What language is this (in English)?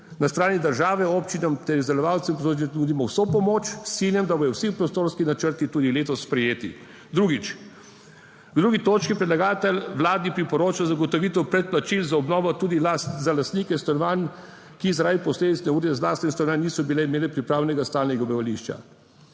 Slovenian